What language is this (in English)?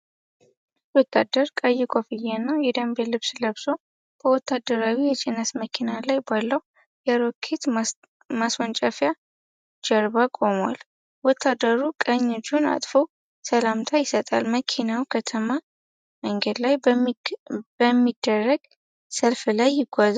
Amharic